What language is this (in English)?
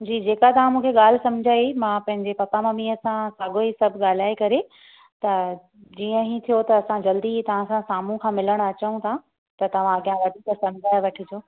Sindhi